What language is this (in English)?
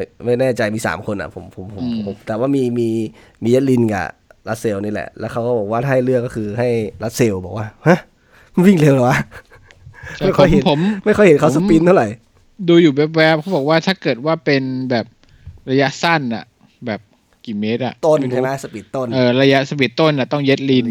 Thai